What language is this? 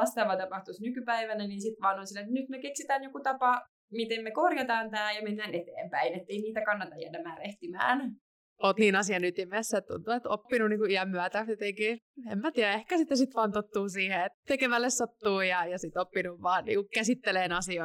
Finnish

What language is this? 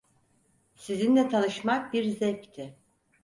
Turkish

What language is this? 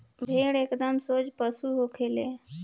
Bhojpuri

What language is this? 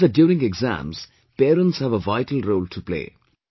English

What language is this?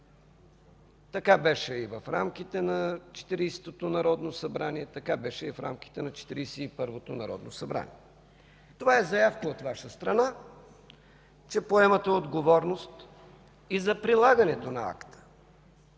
Bulgarian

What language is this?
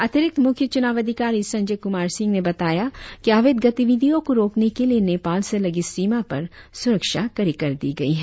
Hindi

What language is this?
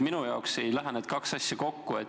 Estonian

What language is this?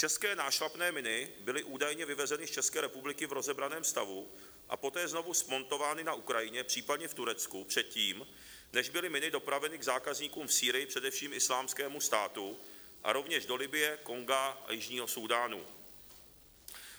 Czech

